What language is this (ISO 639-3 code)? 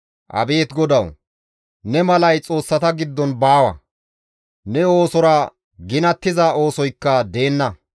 gmv